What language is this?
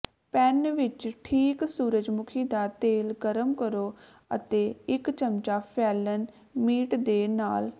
Punjabi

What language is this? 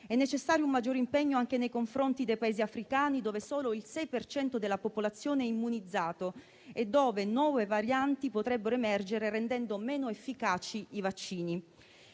Italian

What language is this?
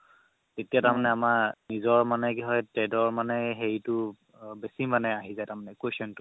Assamese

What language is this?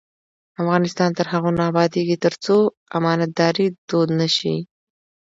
Pashto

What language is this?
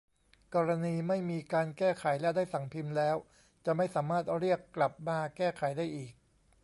Thai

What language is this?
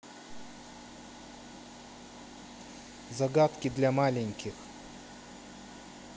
Russian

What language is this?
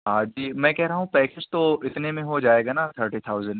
Urdu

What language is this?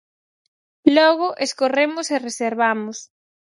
Galician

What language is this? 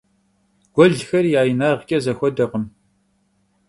Kabardian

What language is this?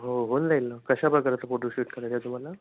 Marathi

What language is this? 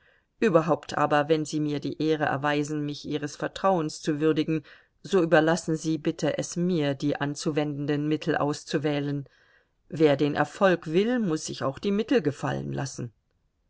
German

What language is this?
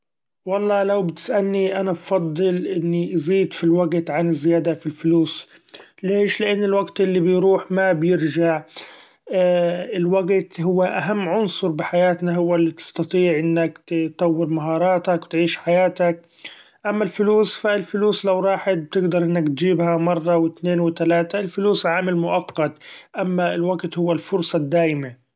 Gulf Arabic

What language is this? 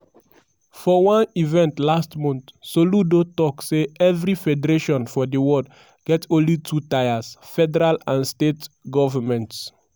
Nigerian Pidgin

